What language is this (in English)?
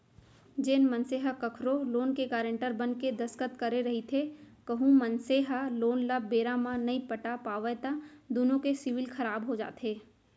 Chhattisgarhi